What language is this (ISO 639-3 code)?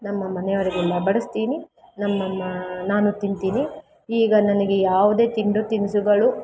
kan